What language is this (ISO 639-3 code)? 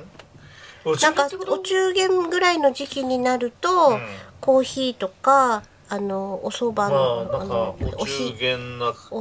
jpn